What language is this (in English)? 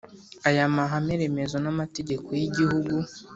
Kinyarwanda